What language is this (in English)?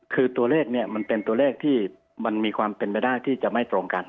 Thai